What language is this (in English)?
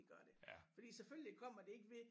Danish